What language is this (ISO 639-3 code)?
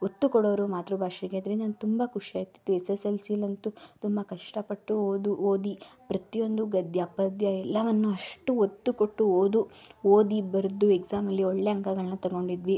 kan